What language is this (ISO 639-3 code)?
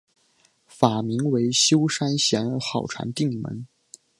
zho